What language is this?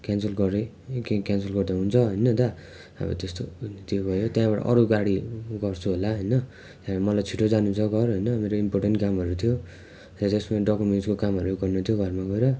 Nepali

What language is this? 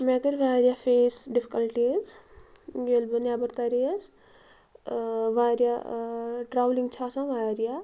Kashmiri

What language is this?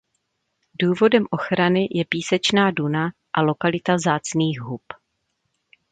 Czech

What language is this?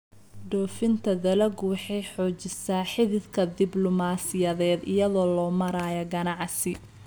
Somali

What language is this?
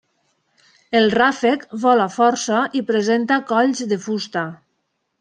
Catalan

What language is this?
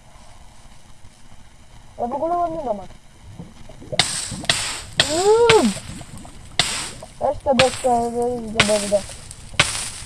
Polish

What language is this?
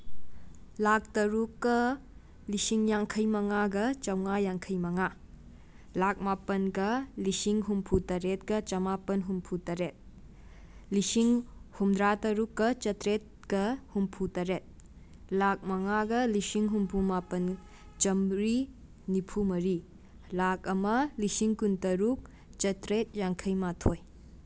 Manipuri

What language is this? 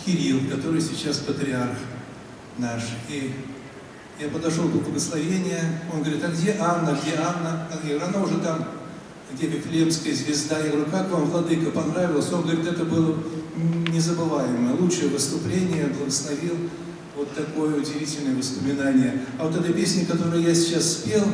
Russian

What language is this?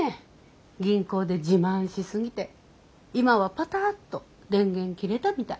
Japanese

